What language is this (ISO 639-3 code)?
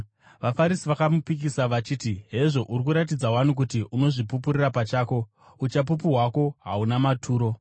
sna